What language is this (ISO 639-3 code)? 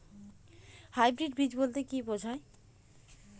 ben